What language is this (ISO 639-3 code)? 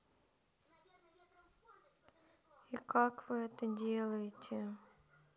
rus